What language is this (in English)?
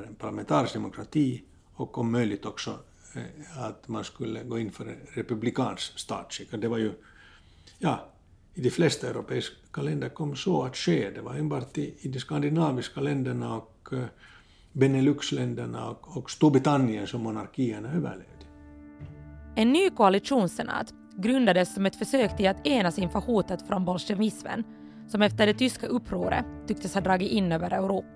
Swedish